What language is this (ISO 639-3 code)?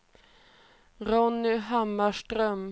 swe